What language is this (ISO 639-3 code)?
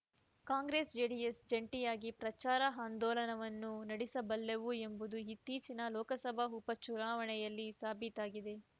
kan